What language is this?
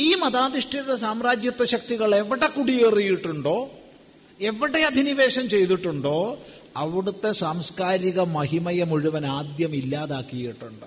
Malayalam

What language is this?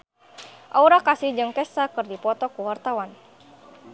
Sundanese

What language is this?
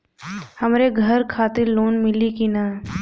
Bhojpuri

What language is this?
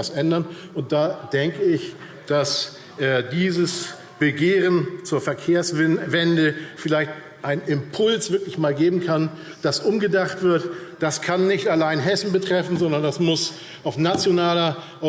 German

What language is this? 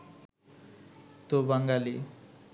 Bangla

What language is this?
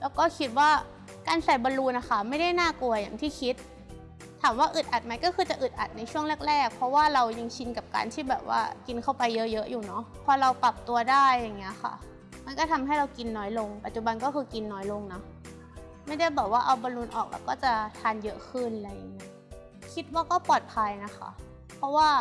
Thai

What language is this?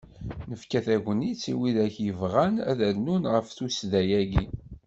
Kabyle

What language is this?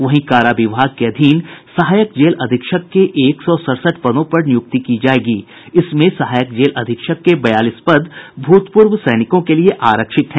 Hindi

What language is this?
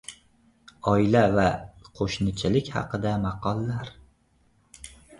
Uzbek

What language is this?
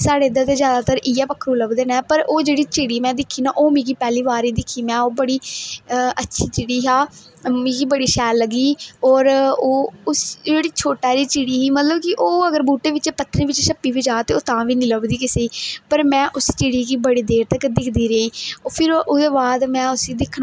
Dogri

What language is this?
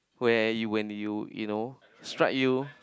English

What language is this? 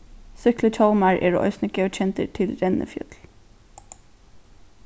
Faroese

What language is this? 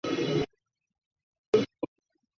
Chinese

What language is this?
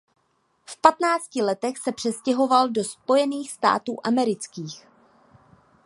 Czech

